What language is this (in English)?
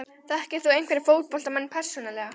Icelandic